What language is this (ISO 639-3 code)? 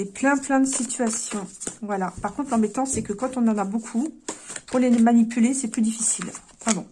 fra